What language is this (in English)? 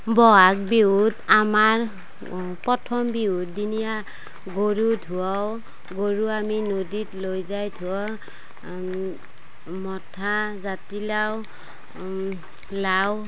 Assamese